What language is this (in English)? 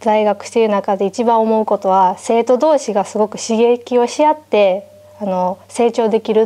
Japanese